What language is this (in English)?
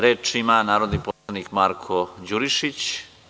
Serbian